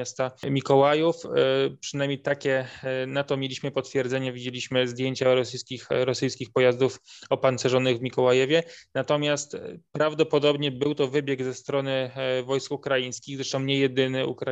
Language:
Polish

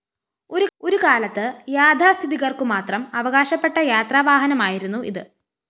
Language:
Malayalam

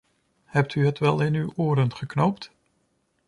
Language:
Dutch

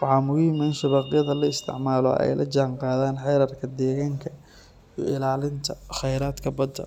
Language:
Somali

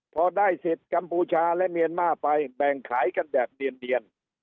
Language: Thai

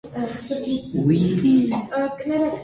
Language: Armenian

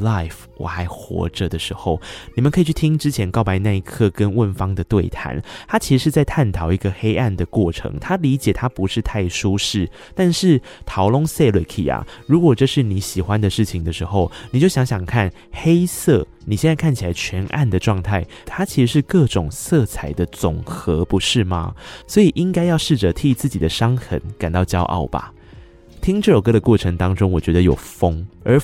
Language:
Chinese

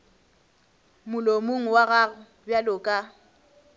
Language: Northern Sotho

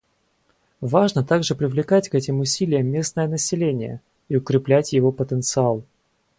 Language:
Russian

